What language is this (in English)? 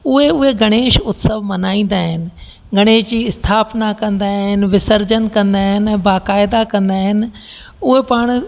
Sindhi